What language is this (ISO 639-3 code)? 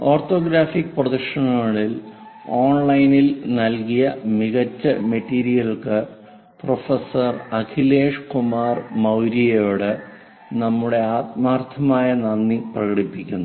mal